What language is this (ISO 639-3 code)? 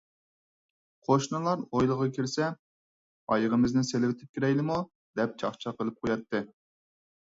uig